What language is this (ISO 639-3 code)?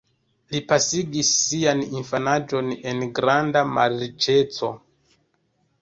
epo